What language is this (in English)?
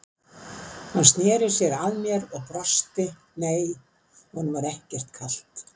Icelandic